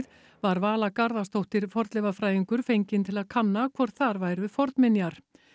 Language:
Icelandic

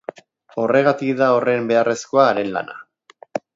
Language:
Basque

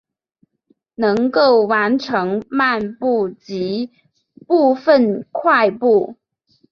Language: Chinese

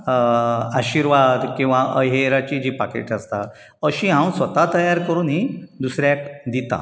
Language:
Konkani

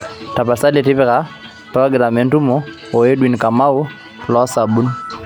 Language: Masai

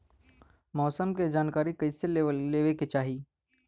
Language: Bhojpuri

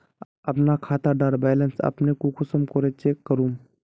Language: Magahi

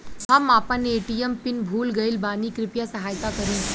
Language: Bhojpuri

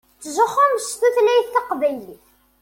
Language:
Kabyle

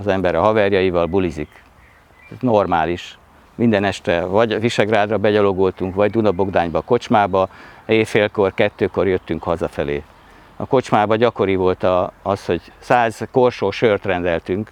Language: Hungarian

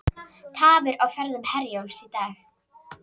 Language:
Icelandic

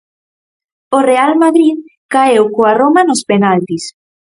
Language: Galician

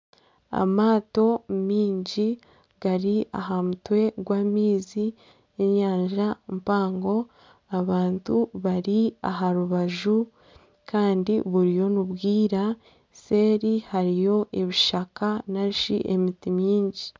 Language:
Nyankole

